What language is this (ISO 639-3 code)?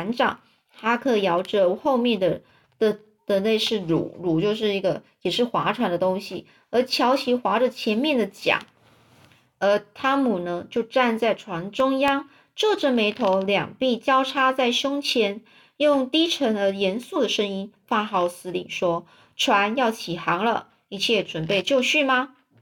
zho